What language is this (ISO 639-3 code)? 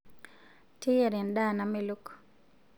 mas